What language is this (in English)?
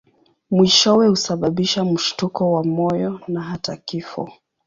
Swahili